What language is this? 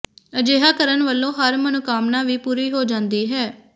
Punjabi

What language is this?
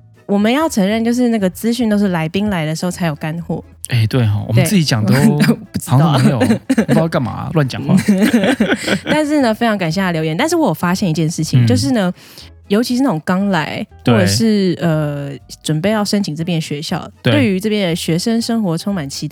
Chinese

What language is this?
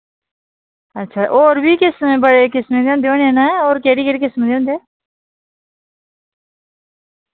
Dogri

